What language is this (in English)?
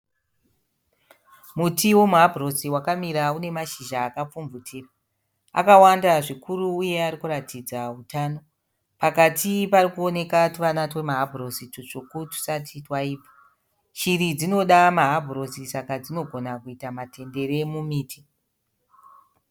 Shona